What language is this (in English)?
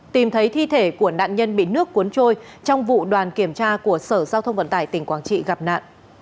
Vietnamese